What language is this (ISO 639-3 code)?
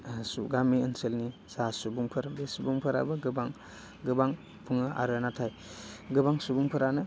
brx